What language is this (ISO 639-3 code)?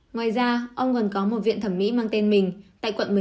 vie